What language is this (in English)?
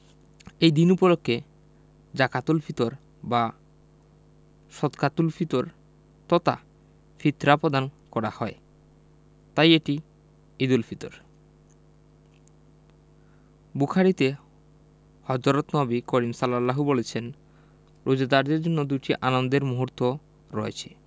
Bangla